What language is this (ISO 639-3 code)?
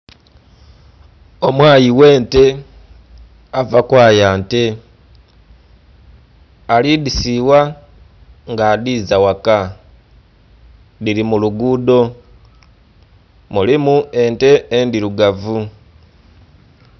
xog